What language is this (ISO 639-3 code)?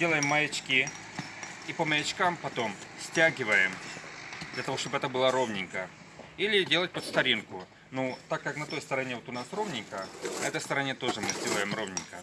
rus